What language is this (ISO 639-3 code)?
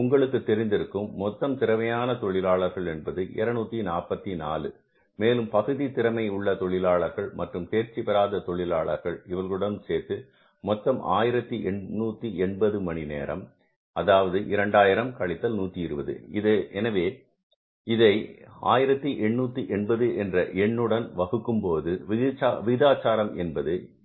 tam